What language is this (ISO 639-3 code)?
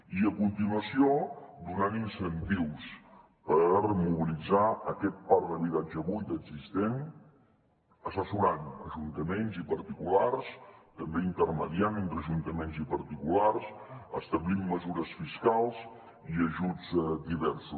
cat